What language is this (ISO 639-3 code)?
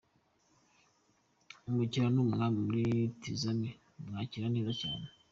kin